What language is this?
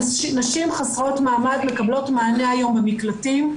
Hebrew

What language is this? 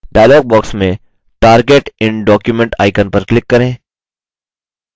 Hindi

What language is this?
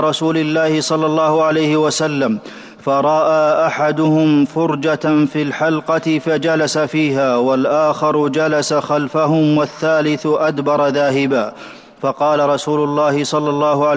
Arabic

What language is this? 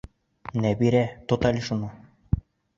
Bashkir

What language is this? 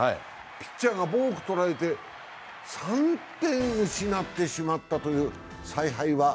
Japanese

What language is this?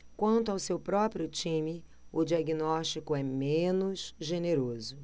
Portuguese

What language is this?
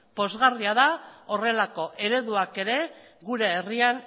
Basque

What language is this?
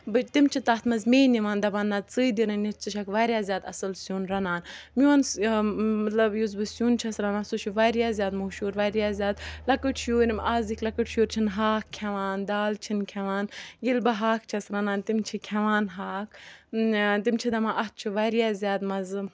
Kashmiri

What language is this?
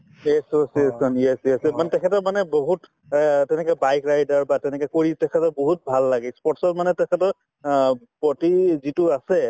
Assamese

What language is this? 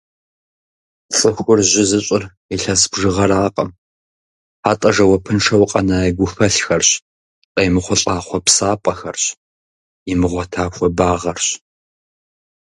Kabardian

